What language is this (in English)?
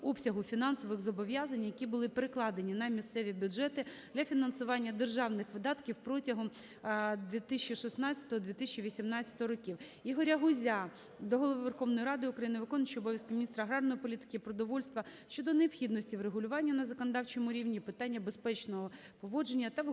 Ukrainian